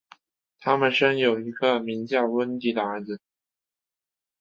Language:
Chinese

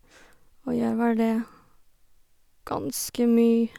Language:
Norwegian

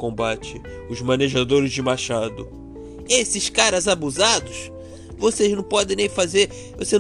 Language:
Portuguese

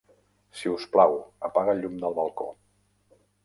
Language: Catalan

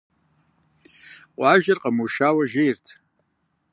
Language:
Kabardian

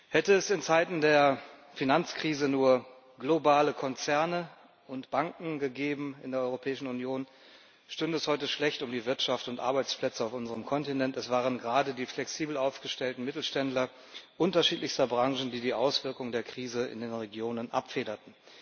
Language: German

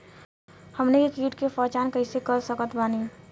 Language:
Bhojpuri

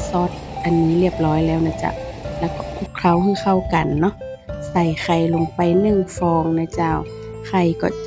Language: Thai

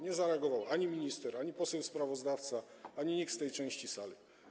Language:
Polish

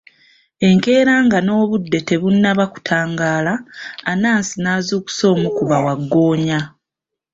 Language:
Ganda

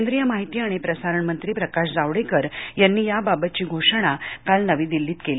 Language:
Marathi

